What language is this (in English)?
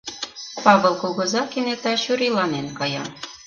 Mari